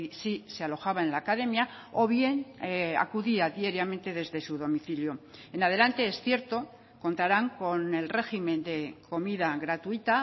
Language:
Spanish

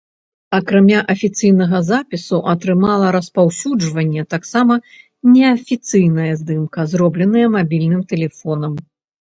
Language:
Belarusian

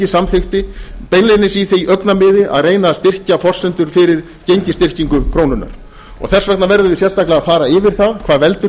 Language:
Icelandic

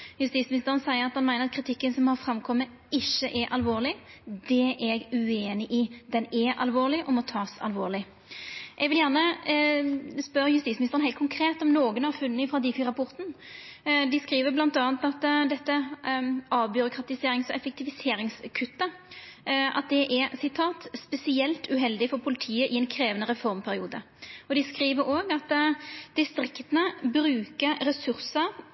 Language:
Norwegian Nynorsk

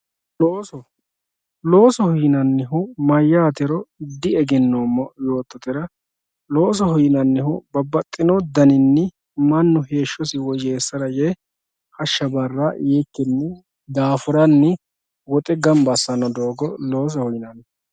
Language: Sidamo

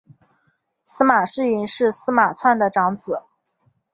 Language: Chinese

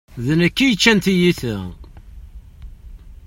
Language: Kabyle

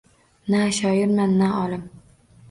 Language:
Uzbek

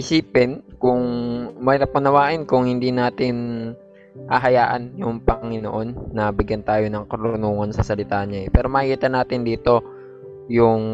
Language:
Filipino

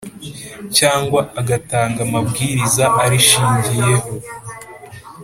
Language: Kinyarwanda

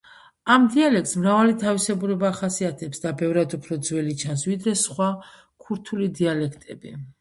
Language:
Georgian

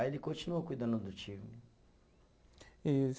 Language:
Portuguese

